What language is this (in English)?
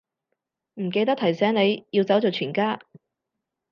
Cantonese